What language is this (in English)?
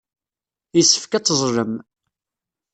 Kabyle